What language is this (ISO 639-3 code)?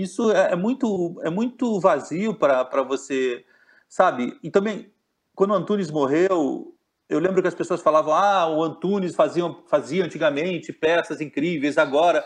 por